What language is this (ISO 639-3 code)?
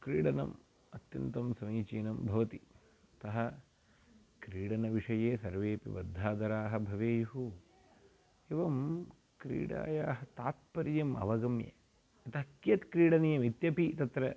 san